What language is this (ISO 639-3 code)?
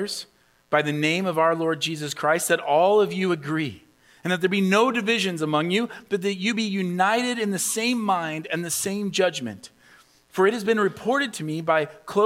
eng